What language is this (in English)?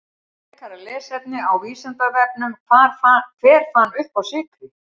Icelandic